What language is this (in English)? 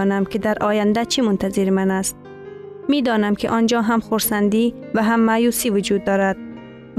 Persian